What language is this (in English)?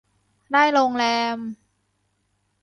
Thai